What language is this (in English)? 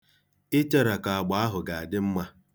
Igbo